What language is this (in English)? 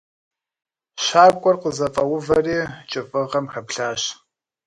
Kabardian